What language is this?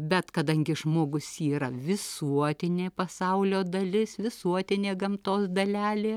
Lithuanian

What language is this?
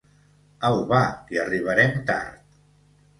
Catalan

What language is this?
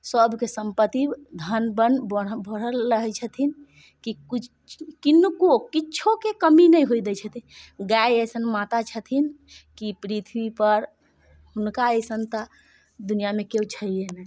Maithili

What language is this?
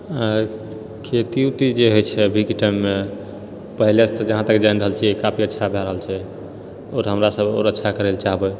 Maithili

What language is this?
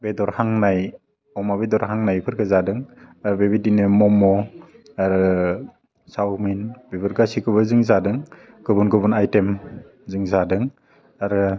Bodo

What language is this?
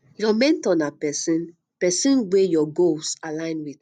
Nigerian Pidgin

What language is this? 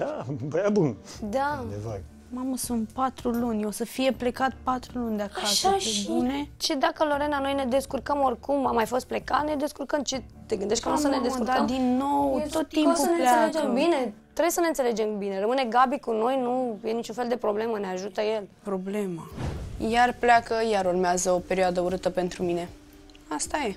Romanian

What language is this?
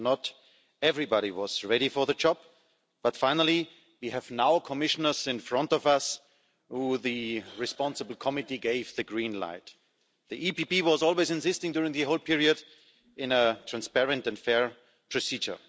English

